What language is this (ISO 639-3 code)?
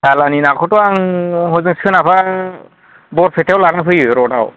brx